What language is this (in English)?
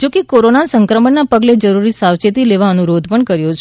Gujarati